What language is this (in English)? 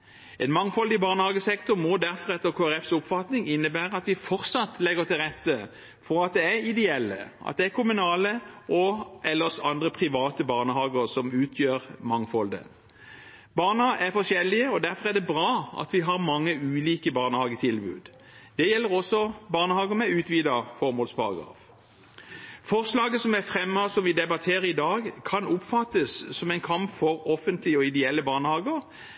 Norwegian Bokmål